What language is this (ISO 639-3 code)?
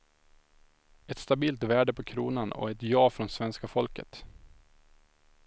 swe